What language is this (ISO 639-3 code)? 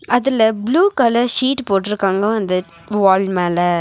tam